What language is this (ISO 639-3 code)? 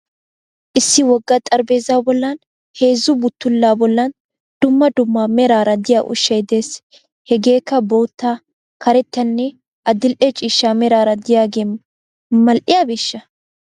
wal